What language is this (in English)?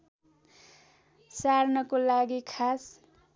Nepali